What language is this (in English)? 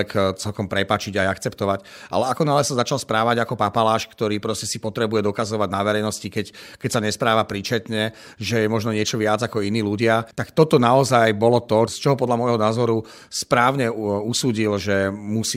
Slovak